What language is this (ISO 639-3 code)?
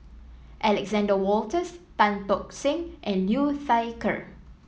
eng